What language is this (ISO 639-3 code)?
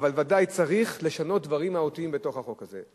heb